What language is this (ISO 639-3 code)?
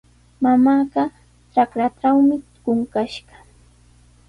qws